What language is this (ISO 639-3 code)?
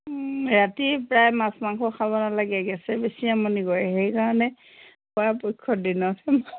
asm